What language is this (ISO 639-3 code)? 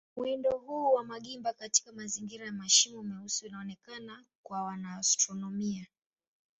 swa